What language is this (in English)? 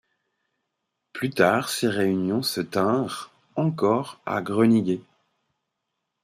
French